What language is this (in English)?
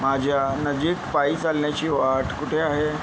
Marathi